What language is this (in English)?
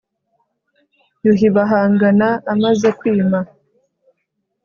Kinyarwanda